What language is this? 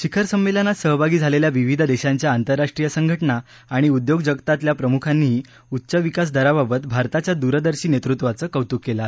Marathi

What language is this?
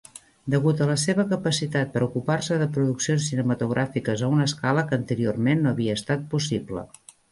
Catalan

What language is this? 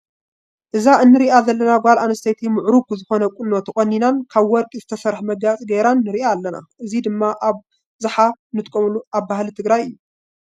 Tigrinya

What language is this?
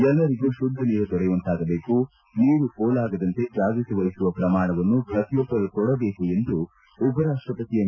Kannada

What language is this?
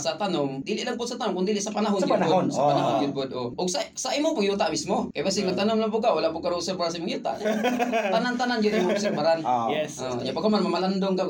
Filipino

